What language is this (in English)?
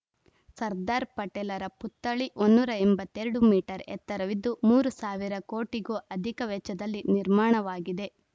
Kannada